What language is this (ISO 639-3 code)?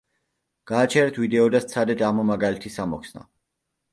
kat